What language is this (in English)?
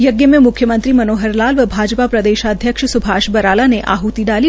Hindi